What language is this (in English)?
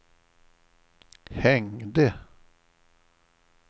Swedish